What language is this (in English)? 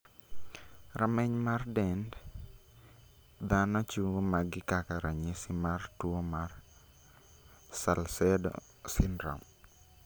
Luo (Kenya and Tanzania)